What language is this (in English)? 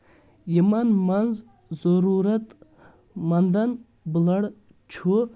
Kashmiri